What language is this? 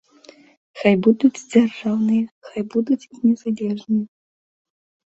Belarusian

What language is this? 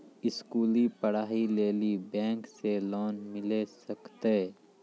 Maithili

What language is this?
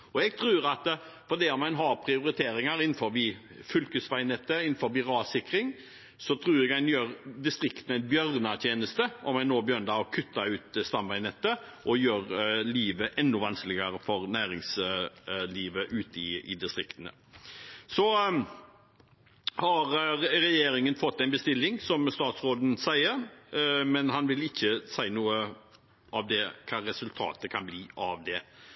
Norwegian Bokmål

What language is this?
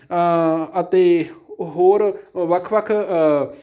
Punjabi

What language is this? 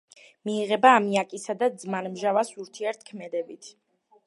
Georgian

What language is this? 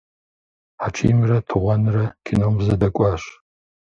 Kabardian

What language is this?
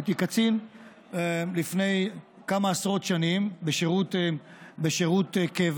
Hebrew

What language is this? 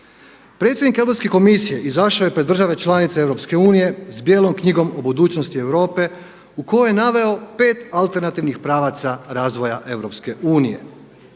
Croatian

